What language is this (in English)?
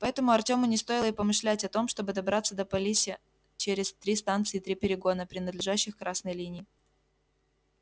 Russian